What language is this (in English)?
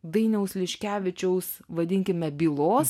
Lithuanian